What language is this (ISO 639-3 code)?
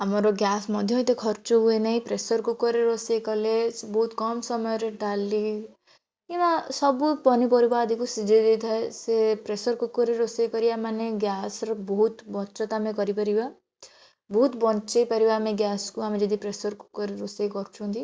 ori